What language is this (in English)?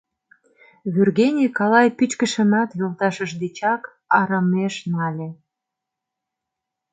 Mari